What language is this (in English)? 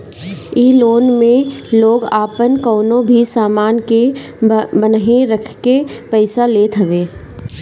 Bhojpuri